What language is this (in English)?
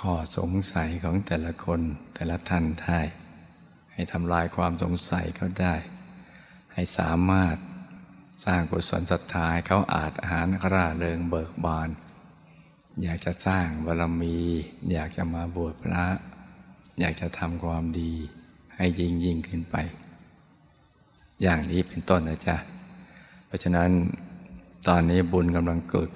Thai